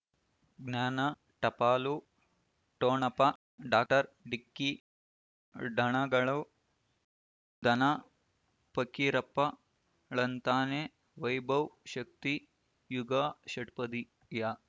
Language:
Kannada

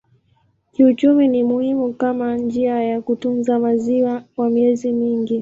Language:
Swahili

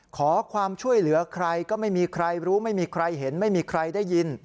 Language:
Thai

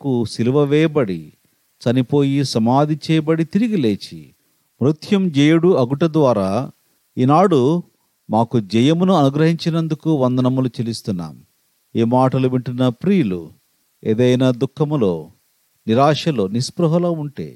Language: Telugu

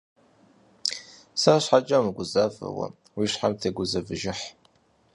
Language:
Kabardian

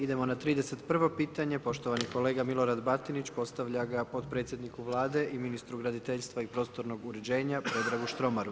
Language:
Croatian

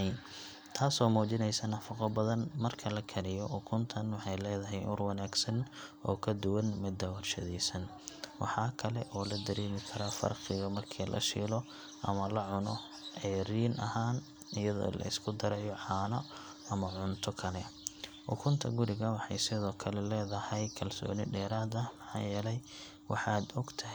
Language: Somali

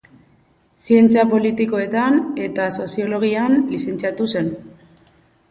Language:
Basque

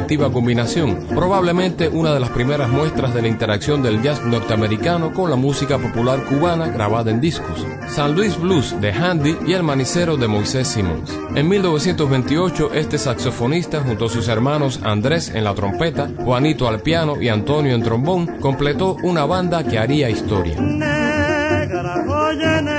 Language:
Spanish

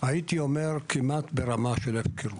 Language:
Hebrew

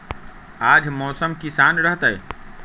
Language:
Magahi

